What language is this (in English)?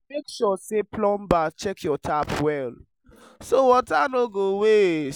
Nigerian Pidgin